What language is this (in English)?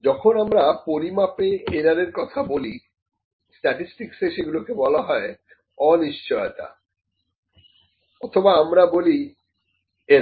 Bangla